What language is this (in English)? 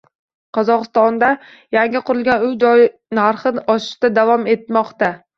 Uzbek